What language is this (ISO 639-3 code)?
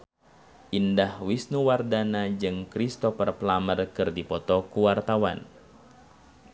sun